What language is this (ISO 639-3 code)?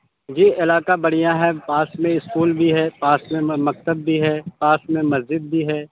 urd